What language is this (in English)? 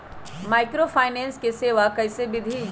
Magahi